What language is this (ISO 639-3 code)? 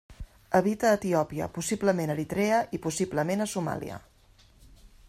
cat